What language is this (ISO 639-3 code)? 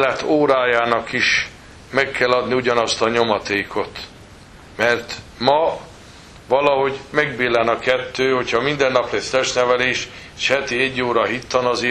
hun